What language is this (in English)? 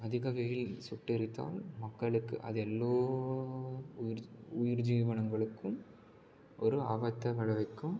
Tamil